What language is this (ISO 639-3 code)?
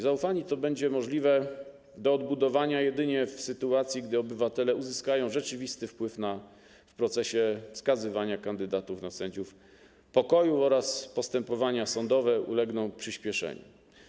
pol